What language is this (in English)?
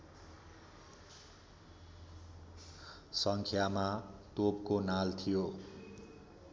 Nepali